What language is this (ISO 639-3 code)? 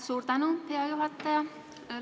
est